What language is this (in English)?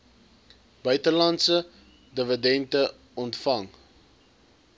Afrikaans